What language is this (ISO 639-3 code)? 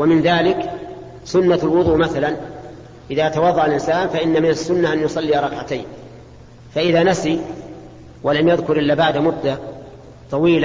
ara